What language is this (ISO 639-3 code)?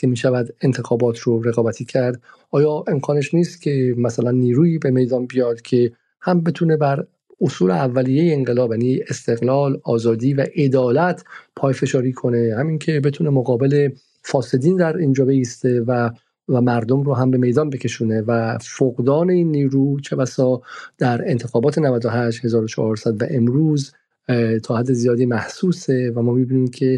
fas